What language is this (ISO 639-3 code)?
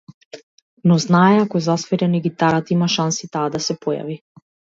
mkd